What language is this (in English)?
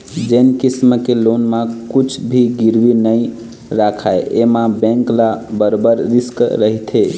Chhattisgarhi